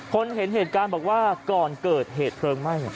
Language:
Thai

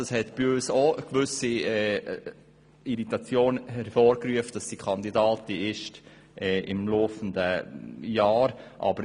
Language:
Swiss German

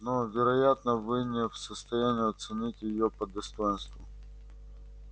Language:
Russian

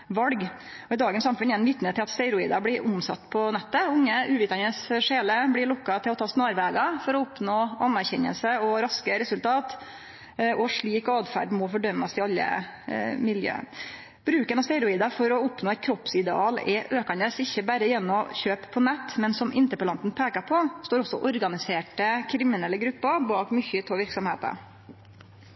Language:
Norwegian Nynorsk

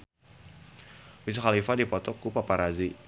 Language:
Sundanese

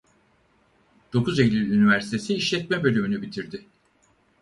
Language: Turkish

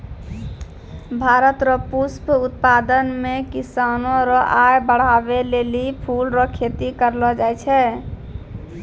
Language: Maithili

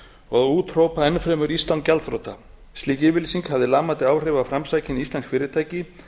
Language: Icelandic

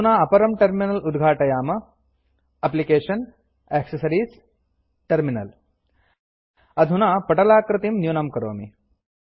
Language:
Sanskrit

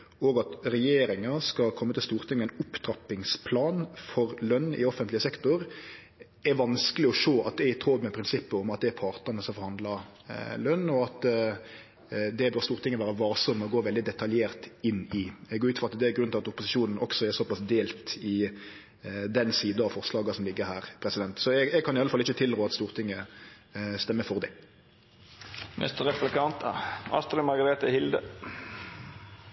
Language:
Norwegian Nynorsk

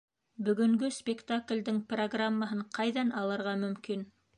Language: Bashkir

